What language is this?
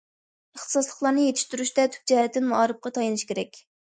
Uyghur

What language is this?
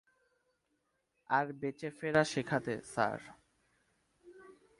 Bangla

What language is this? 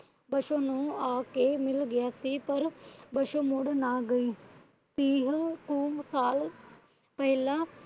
Punjabi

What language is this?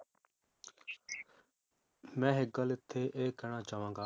Punjabi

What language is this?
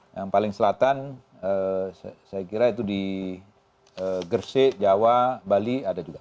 Indonesian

